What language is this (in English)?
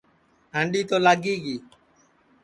Sansi